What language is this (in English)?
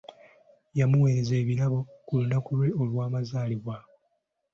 Ganda